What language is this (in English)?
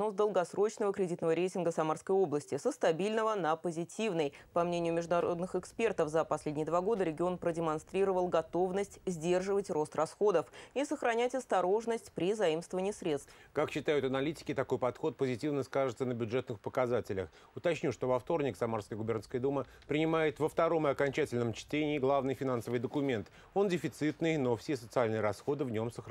Russian